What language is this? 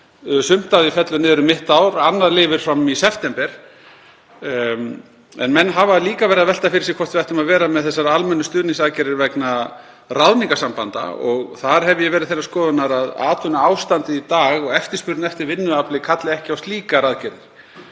Icelandic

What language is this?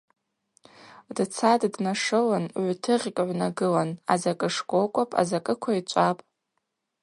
Abaza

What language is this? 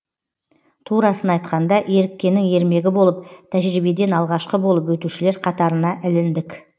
Kazakh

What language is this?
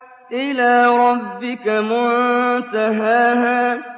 Arabic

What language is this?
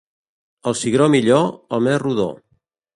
Catalan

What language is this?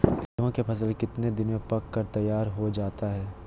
Magahi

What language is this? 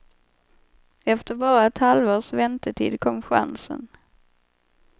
Swedish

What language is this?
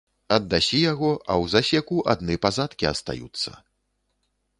Belarusian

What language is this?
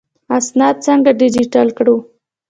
Pashto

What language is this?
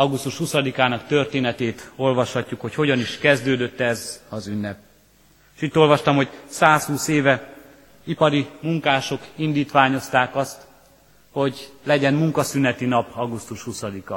Hungarian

